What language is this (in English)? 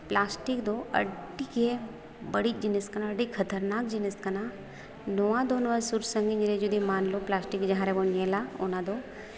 Santali